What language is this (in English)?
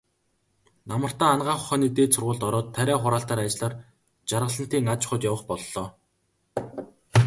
Mongolian